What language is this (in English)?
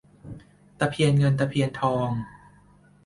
Thai